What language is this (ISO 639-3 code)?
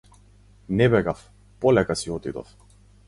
mkd